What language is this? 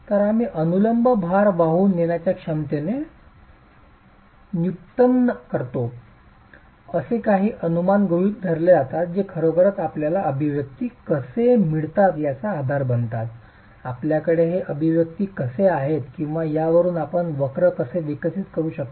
Marathi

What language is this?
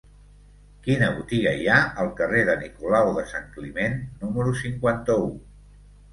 Catalan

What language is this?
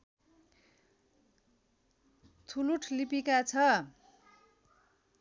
Nepali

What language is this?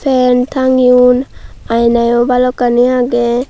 Chakma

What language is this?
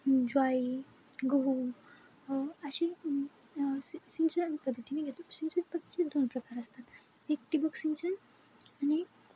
Marathi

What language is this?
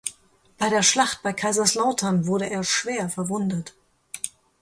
German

